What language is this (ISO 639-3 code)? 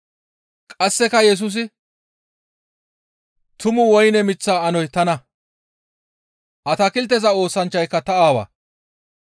gmv